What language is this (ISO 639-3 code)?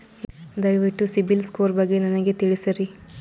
kan